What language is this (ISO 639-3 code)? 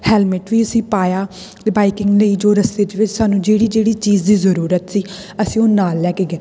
pan